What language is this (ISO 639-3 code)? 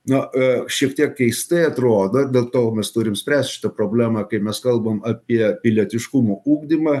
lit